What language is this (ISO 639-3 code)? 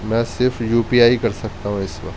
urd